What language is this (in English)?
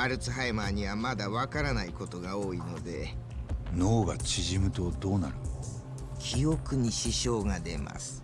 Japanese